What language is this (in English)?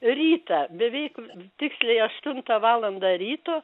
Lithuanian